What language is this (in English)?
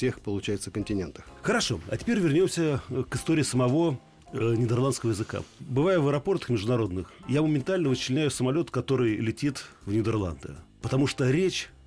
Russian